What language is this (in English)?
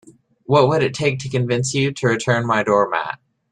English